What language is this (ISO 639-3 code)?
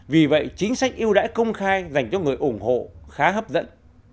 vie